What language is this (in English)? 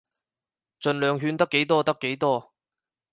Cantonese